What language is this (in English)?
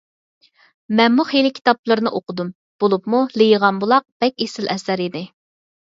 Uyghur